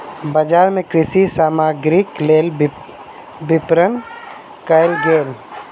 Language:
Maithili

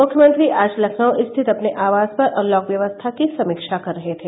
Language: Hindi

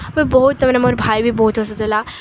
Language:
Odia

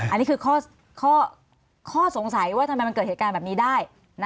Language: Thai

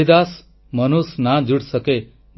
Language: Odia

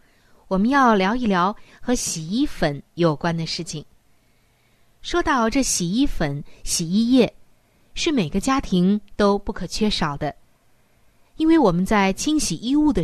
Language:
Chinese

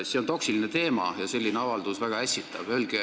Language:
Estonian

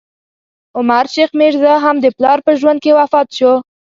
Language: Pashto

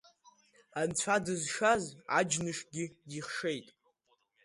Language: Abkhazian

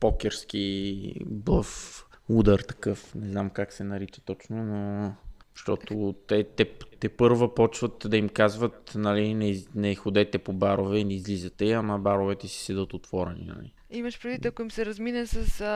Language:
Bulgarian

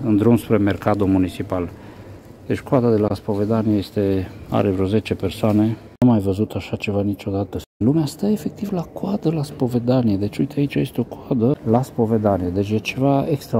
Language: Romanian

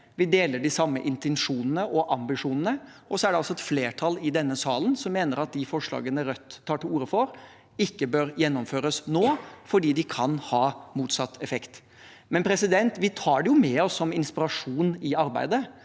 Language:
Norwegian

